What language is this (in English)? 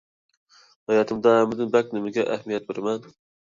Uyghur